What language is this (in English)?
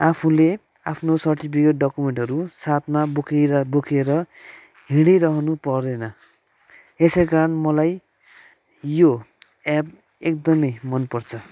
Nepali